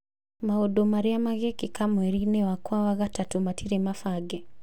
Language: Kikuyu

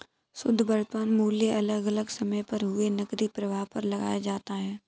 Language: Hindi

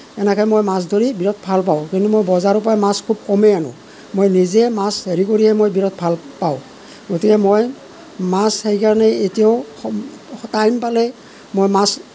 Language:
Assamese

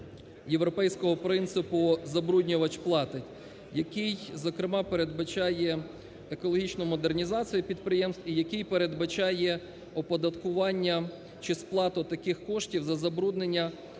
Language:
Ukrainian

